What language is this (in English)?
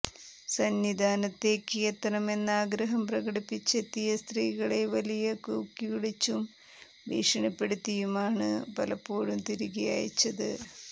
Malayalam